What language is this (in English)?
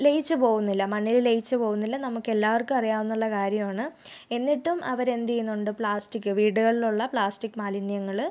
Malayalam